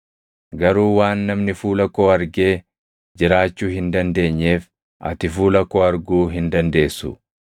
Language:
Oromo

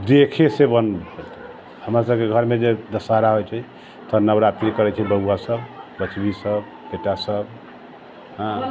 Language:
Maithili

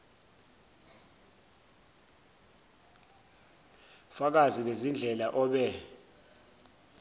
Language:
Zulu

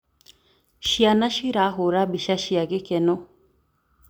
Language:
Kikuyu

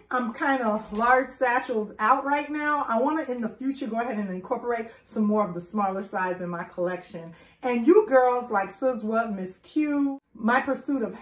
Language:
English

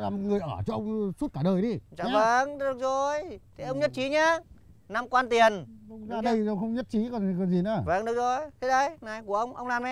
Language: Vietnamese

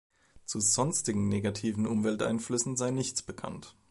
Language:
German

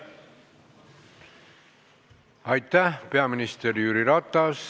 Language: Estonian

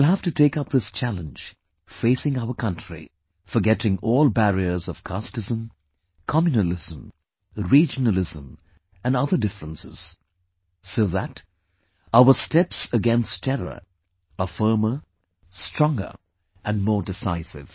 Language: English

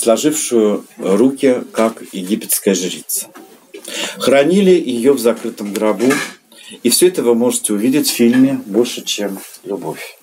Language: Russian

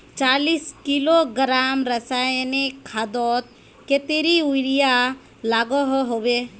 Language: Magahi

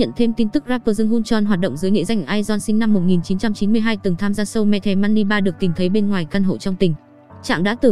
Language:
Vietnamese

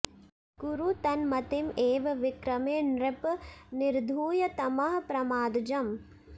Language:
Sanskrit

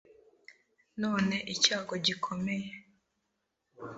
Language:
Kinyarwanda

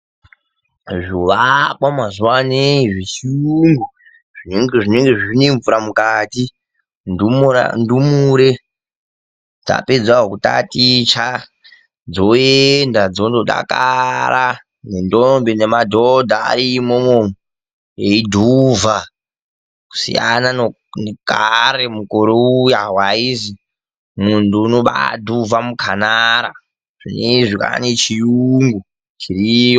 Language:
Ndau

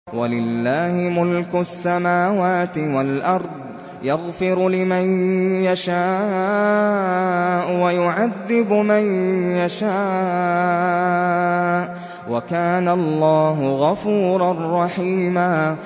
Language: Arabic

